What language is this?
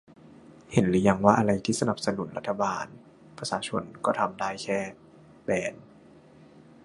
Thai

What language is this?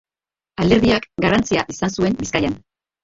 Basque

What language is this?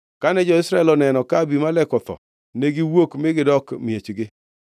Luo (Kenya and Tanzania)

